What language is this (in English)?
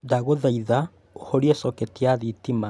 Kikuyu